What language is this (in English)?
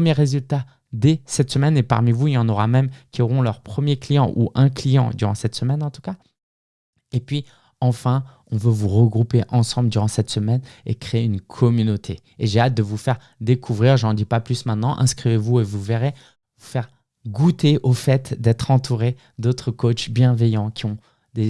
French